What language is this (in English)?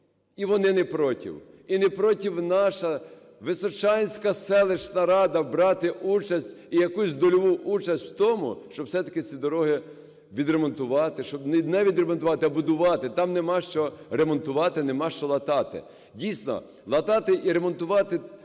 Ukrainian